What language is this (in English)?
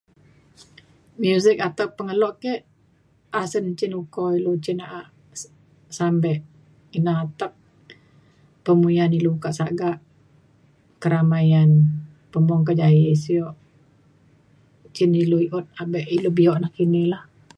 Mainstream Kenyah